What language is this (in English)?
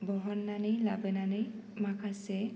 Bodo